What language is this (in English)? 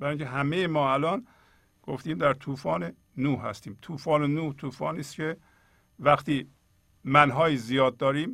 Persian